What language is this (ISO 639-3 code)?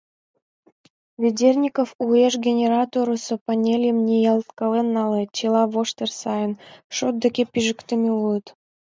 chm